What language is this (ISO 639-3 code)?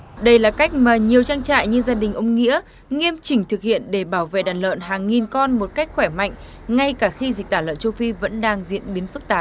vie